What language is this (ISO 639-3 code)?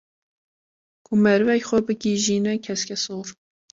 kur